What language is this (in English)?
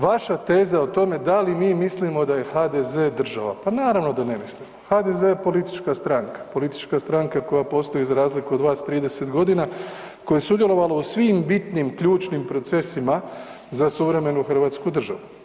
Croatian